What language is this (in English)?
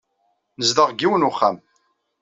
Kabyle